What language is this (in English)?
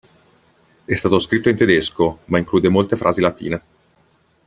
Italian